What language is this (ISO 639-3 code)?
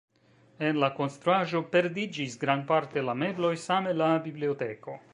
epo